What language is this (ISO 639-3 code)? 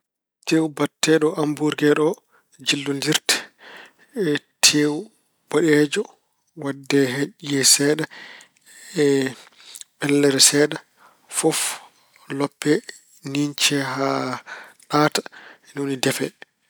ful